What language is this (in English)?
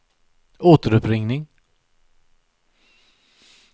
Swedish